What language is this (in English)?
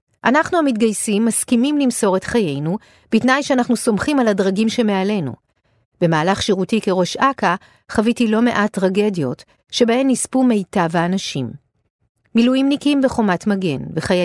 Hebrew